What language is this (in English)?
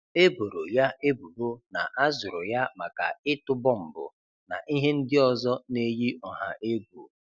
Igbo